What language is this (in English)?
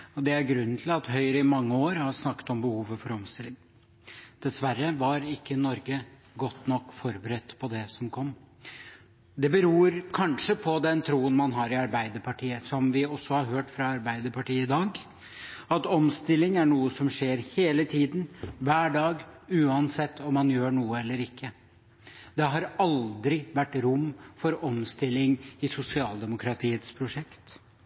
Norwegian Bokmål